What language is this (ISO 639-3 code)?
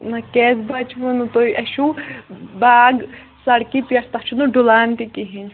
kas